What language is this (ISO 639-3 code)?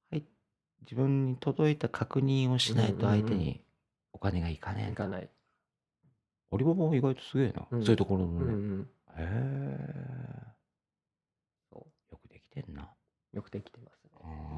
jpn